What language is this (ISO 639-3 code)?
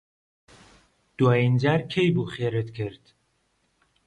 ckb